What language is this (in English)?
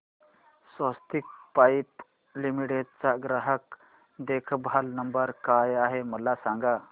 Marathi